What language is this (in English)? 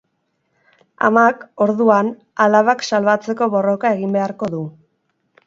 Basque